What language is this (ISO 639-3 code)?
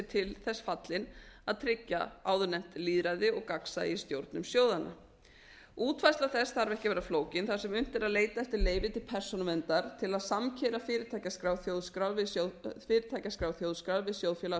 isl